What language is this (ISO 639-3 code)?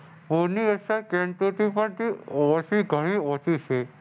guj